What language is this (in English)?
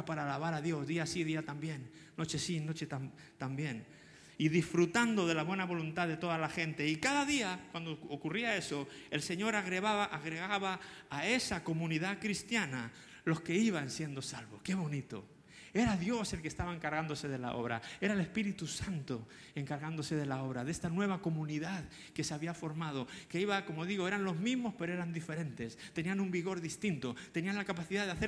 Spanish